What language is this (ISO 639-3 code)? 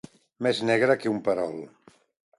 cat